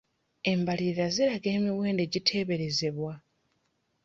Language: Ganda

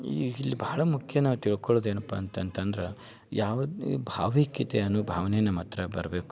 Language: Kannada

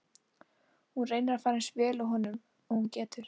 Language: Icelandic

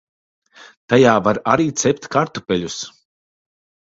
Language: Latvian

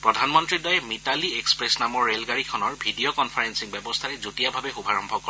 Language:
Assamese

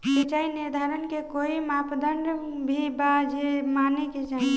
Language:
Bhojpuri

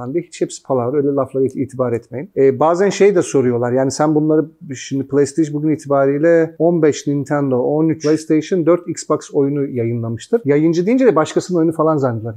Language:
Turkish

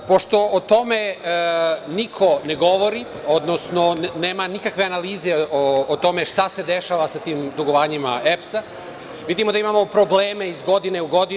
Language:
Serbian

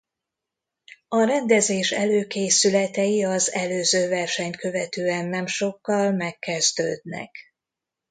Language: Hungarian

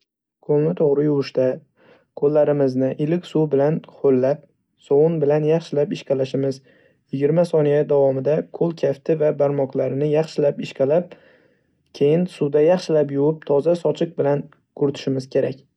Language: Uzbek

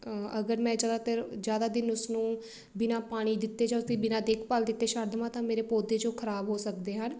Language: Punjabi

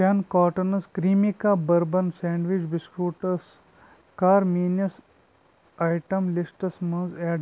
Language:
Kashmiri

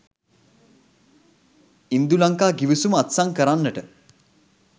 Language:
Sinhala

